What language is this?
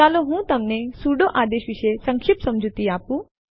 Gujarati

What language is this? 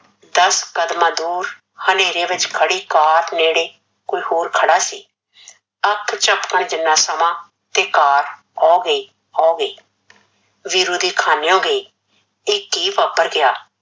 Punjabi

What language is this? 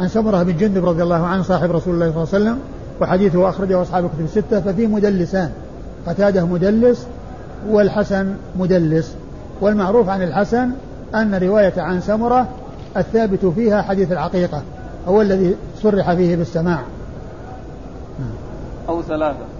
Arabic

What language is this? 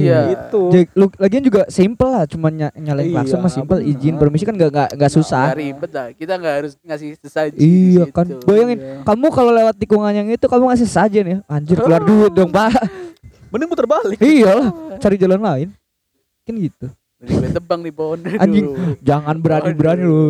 Indonesian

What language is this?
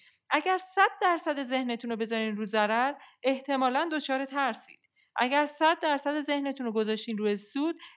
Persian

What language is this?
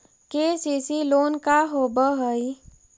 Magahi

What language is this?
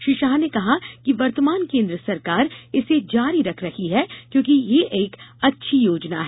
Hindi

